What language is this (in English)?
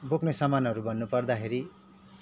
Nepali